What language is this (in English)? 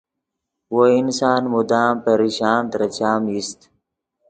Yidgha